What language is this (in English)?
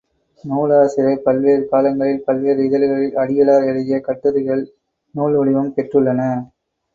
Tamil